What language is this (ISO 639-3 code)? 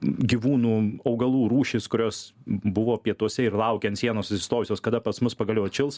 lit